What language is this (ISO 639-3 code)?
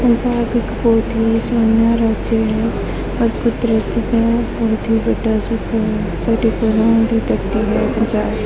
pan